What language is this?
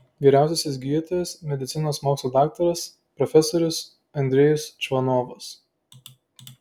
Lithuanian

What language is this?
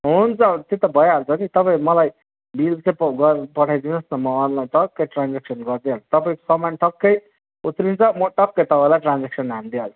Nepali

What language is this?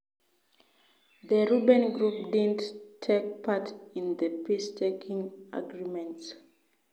Kalenjin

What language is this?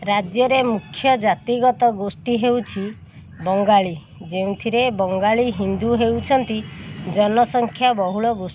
Odia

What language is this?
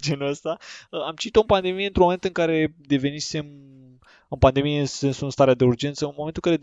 Romanian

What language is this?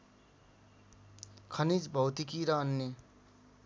Nepali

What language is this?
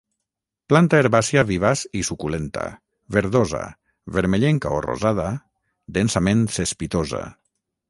Catalan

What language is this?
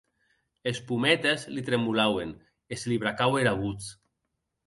Occitan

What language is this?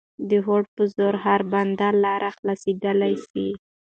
Pashto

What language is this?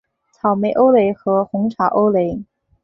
Chinese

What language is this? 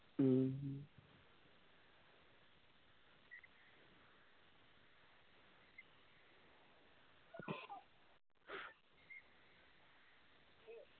Malayalam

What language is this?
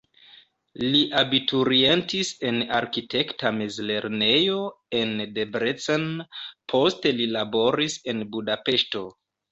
Esperanto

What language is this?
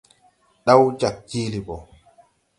Tupuri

